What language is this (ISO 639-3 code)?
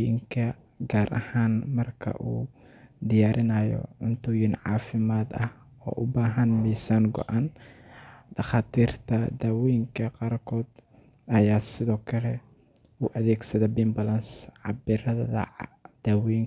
som